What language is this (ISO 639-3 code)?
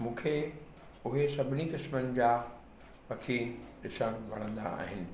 snd